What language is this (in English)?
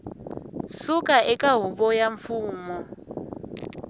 Tsonga